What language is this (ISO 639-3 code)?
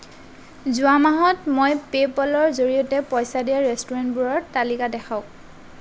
asm